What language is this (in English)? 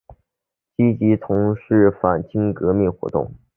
Chinese